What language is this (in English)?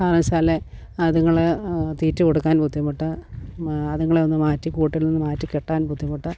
Malayalam